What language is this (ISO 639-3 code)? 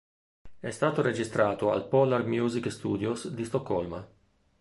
ita